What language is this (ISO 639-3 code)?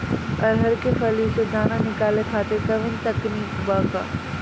bho